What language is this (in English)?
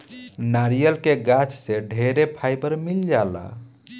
Bhojpuri